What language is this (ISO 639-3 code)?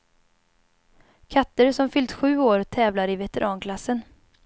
swe